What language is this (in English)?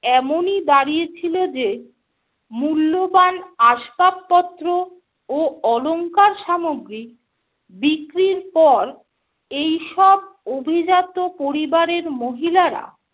Bangla